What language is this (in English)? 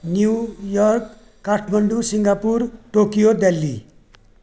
Nepali